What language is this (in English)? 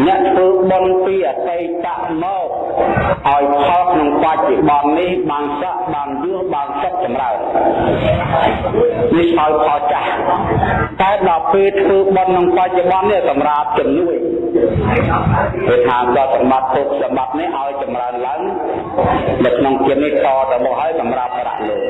Vietnamese